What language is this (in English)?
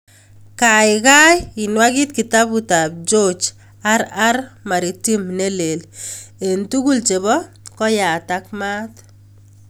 Kalenjin